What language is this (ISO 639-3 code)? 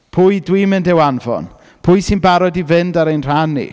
cym